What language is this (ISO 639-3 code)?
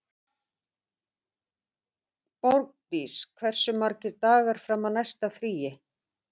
isl